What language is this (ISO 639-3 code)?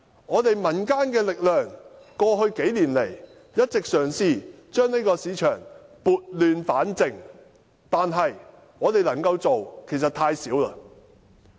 yue